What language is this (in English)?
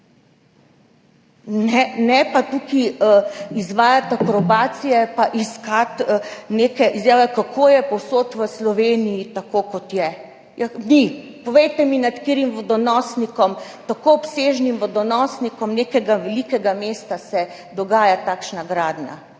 Slovenian